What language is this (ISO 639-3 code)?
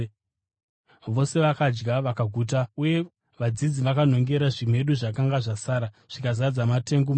sna